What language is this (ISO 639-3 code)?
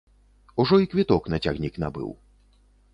bel